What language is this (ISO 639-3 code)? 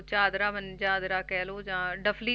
pan